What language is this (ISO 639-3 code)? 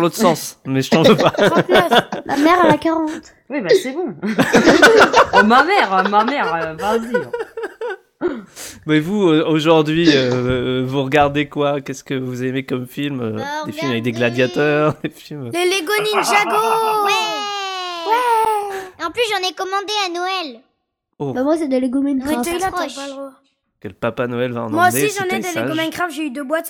fra